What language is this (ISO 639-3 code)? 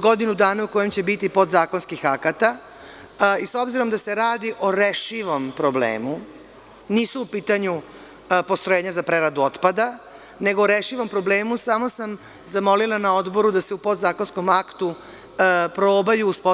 srp